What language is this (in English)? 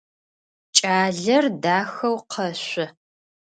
Adyghe